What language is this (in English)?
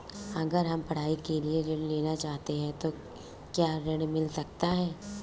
Hindi